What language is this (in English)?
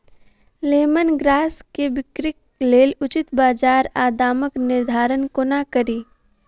Maithili